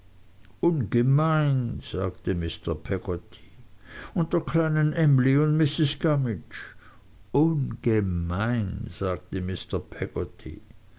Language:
German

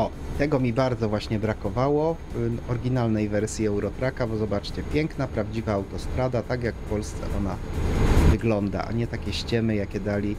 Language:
Polish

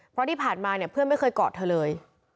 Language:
Thai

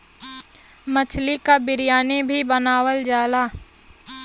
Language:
Bhojpuri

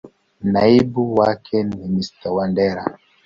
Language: Swahili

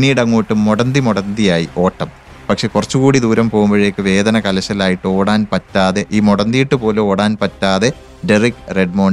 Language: Malayalam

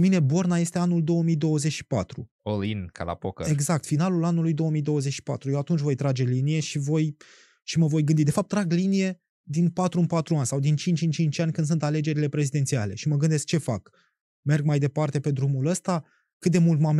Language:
Romanian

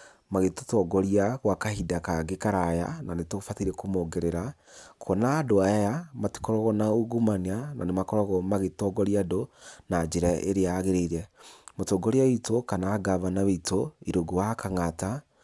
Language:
Kikuyu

